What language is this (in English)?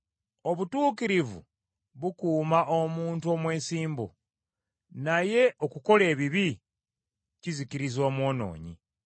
Ganda